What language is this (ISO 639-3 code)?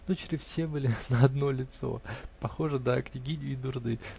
rus